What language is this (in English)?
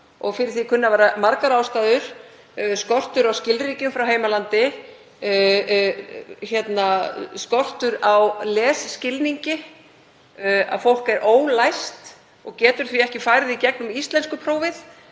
Icelandic